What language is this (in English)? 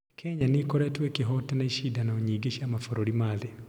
Kikuyu